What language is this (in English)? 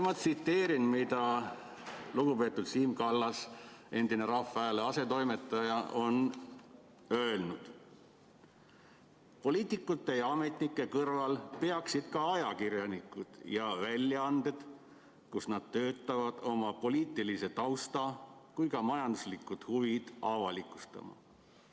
Estonian